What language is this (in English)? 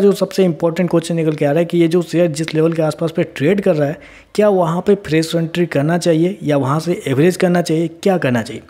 Hindi